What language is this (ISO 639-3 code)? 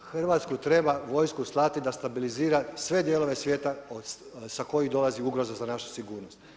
hrv